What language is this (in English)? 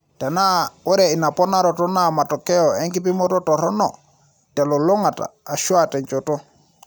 Masai